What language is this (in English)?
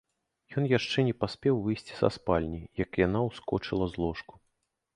Belarusian